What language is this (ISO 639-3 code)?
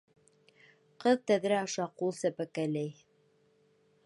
bak